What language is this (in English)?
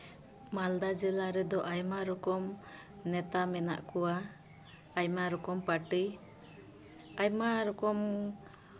Santali